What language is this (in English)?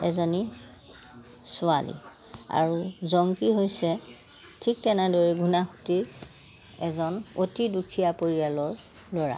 Assamese